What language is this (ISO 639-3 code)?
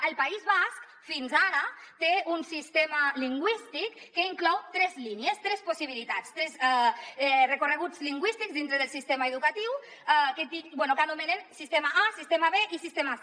cat